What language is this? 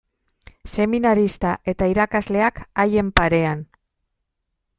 Basque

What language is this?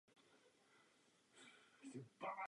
Czech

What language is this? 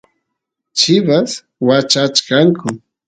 Santiago del Estero Quichua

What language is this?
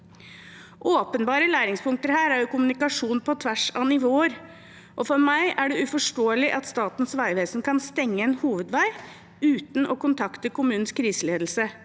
Norwegian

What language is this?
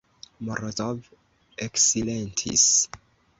Esperanto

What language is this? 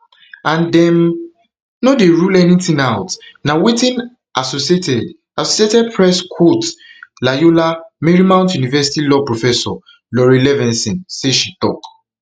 Nigerian Pidgin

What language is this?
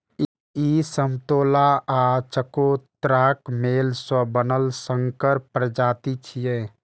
Maithili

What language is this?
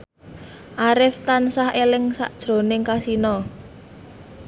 Javanese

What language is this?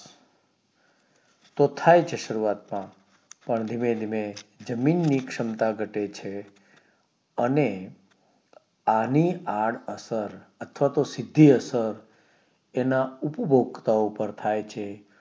Gujarati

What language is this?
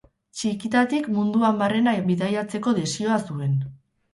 Basque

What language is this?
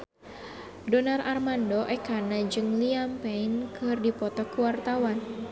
Sundanese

